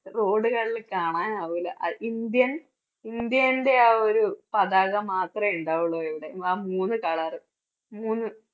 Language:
Malayalam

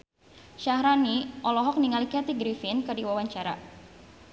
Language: Sundanese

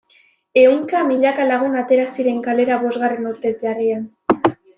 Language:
Basque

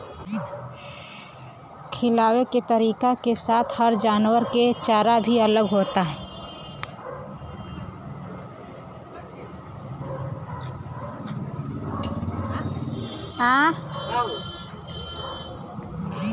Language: Bhojpuri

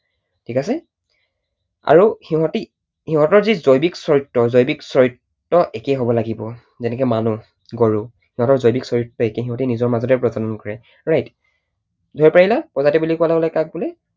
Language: Assamese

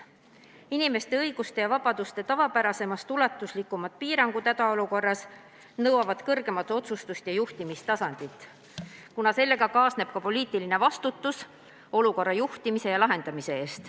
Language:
Estonian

